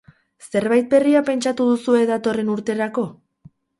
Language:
Basque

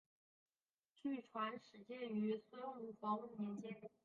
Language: Chinese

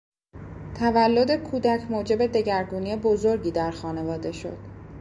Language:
Persian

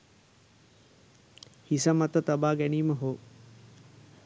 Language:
Sinhala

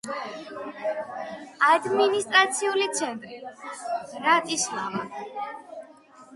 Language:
Georgian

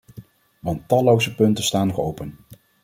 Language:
Dutch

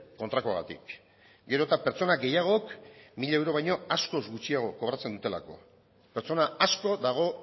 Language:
Basque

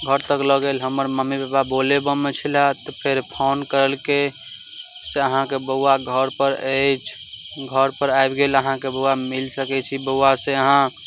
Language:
Maithili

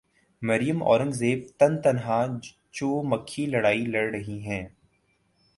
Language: Urdu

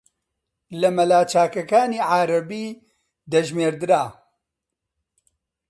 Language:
Central Kurdish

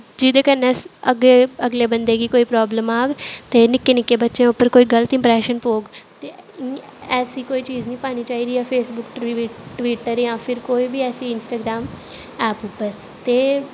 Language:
Dogri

